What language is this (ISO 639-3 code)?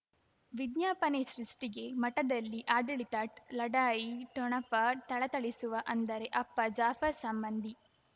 kan